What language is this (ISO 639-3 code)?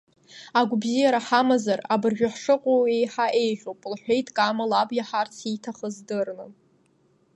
abk